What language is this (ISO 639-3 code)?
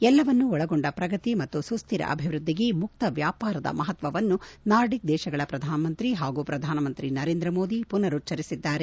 kan